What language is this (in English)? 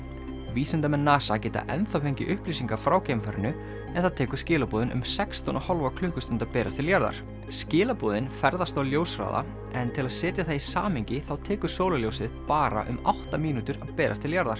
Icelandic